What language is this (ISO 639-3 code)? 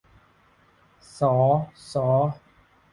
tha